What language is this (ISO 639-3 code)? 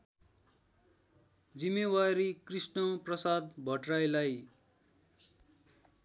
nep